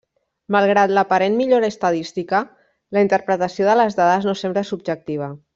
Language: Catalan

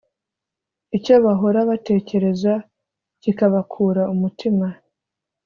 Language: Kinyarwanda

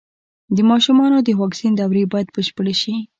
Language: Pashto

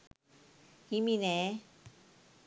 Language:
Sinhala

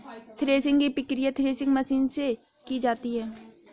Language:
Hindi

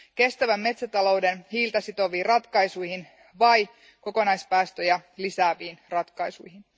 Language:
Finnish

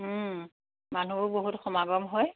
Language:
Assamese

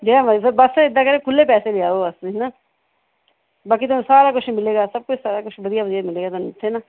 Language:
Punjabi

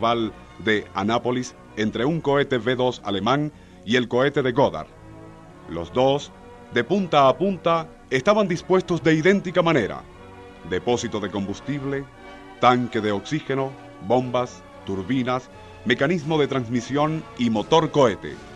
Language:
Spanish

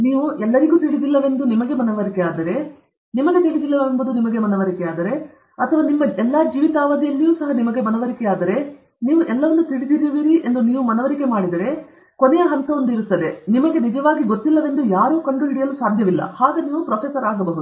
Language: Kannada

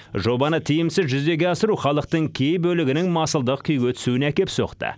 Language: Kazakh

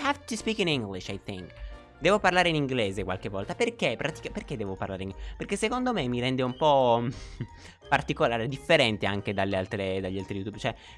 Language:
Italian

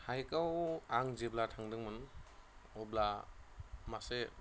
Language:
Bodo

